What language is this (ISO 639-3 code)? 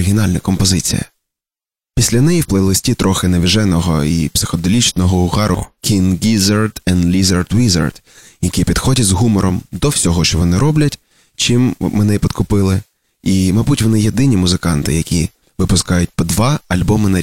ukr